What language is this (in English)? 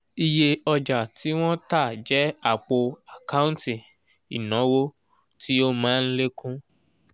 Yoruba